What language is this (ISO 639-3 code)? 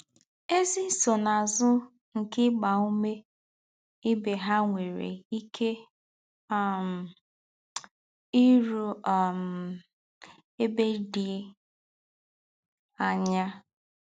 ibo